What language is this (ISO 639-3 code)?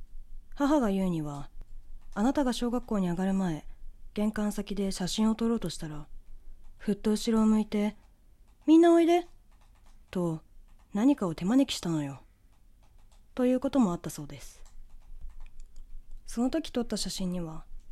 jpn